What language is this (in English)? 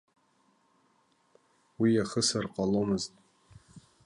Abkhazian